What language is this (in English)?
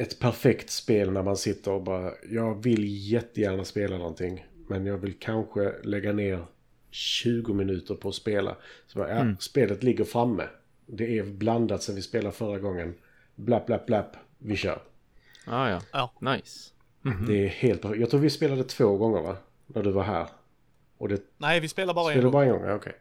Swedish